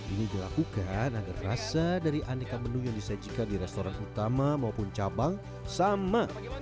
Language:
Indonesian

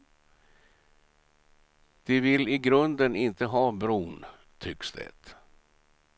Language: Swedish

